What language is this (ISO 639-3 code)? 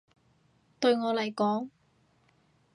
yue